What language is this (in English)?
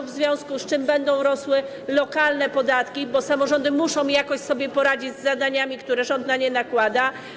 Polish